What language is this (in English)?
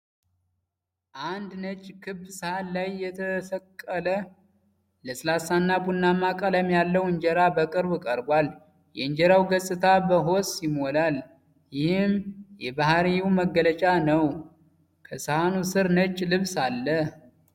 Amharic